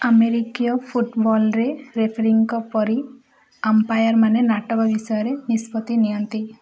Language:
Odia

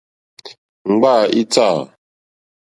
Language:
Mokpwe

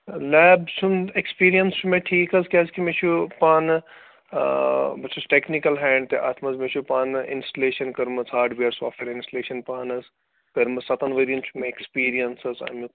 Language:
Kashmiri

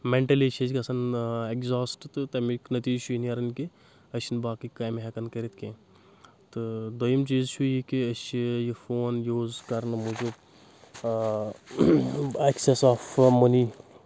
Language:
Kashmiri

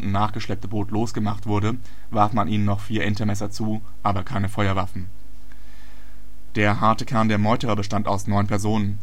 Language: German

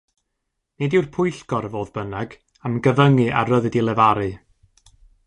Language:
Welsh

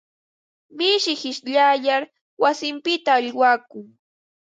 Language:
Ambo-Pasco Quechua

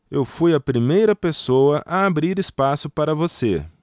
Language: Portuguese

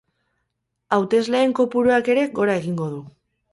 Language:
Basque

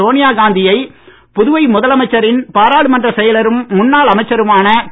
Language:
Tamil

